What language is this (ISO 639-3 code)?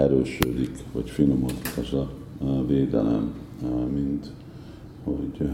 hun